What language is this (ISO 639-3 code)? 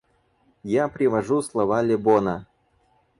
rus